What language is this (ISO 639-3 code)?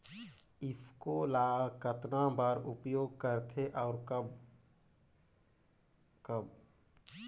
hne